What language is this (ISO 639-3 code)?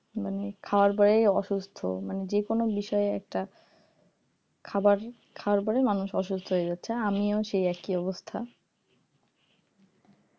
ben